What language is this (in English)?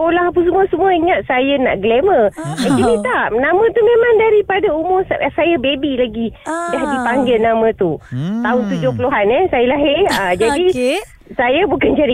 Malay